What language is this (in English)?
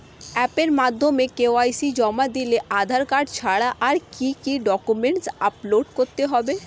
Bangla